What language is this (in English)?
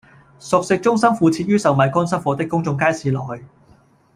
Cantonese